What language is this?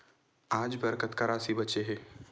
Chhattisgarhi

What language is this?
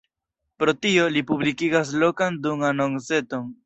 Esperanto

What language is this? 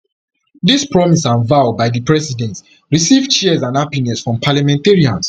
Nigerian Pidgin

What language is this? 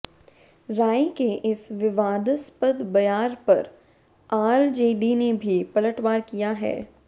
Hindi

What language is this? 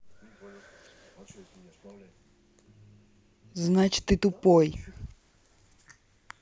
Russian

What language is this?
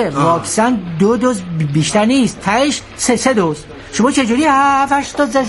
Persian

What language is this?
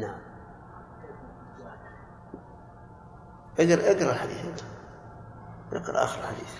Arabic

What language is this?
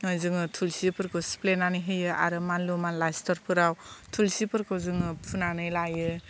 Bodo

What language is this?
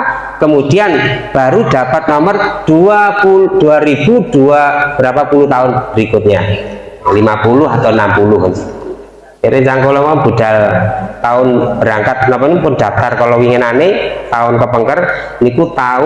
Indonesian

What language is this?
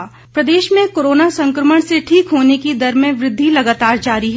Hindi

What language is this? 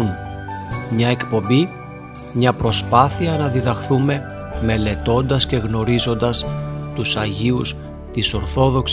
Greek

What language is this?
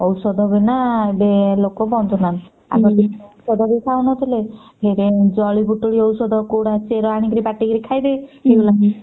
Odia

